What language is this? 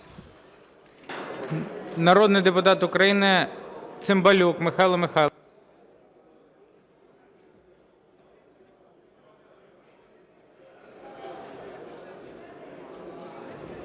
Ukrainian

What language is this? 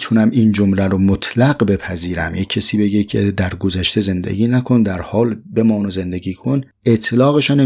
Persian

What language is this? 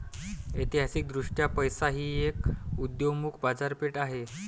Marathi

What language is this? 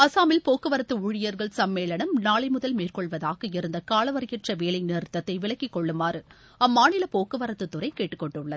Tamil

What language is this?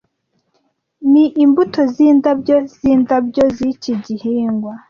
Kinyarwanda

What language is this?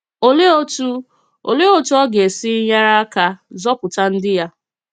Igbo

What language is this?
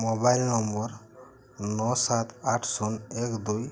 Odia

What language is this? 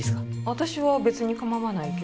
Japanese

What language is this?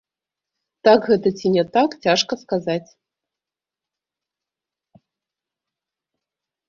Belarusian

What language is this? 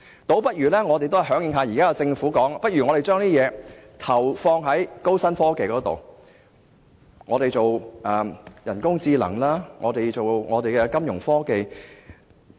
Cantonese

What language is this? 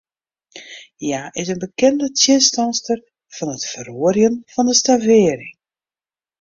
Western Frisian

